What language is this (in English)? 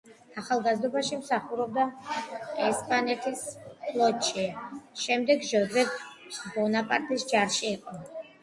Georgian